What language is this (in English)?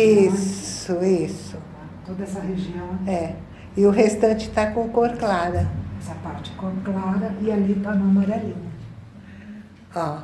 Portuguese